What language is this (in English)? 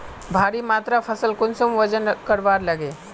Magahi